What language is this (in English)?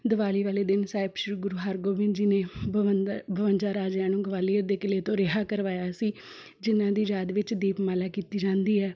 Punjabi